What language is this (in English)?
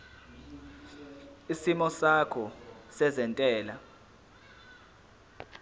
Zulu